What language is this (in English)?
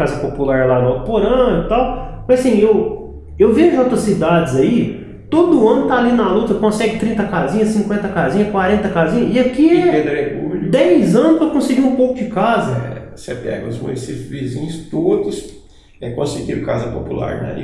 Portuguese